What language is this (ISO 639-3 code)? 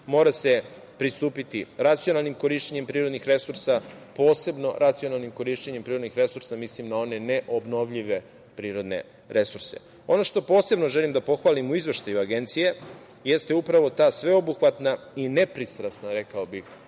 srp